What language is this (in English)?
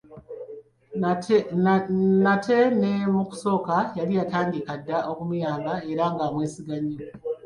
Ganda